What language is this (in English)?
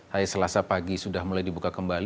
Indonesian